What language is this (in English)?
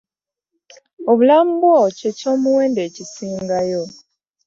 Ganda